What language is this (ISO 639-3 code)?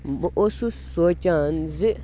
kas